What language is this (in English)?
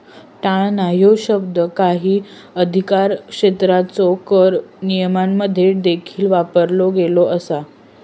Marathi